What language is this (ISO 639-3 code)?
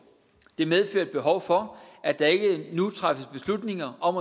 dan